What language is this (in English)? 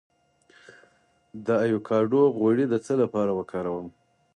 Pashto